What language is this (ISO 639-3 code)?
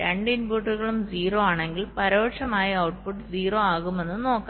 mal